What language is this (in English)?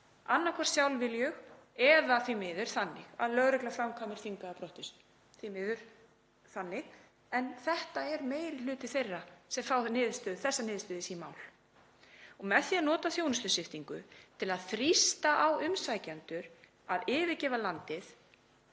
Icelandic